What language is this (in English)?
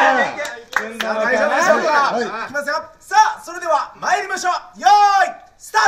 Japanese